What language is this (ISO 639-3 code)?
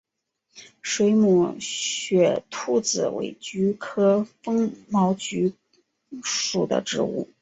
zho